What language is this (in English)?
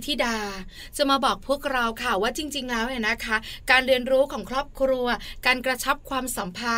Thai